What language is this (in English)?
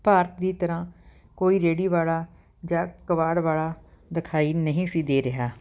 Punjabi